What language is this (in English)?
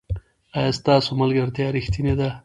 Pashto